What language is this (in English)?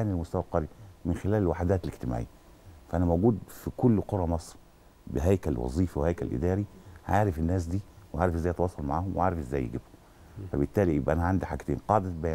Arabic